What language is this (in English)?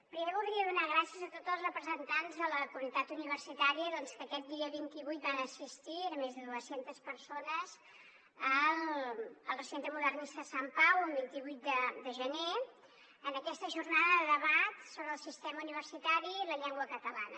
Catalan